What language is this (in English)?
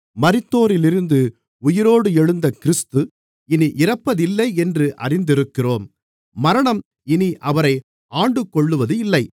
Tamil